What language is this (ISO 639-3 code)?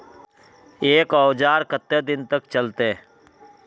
mag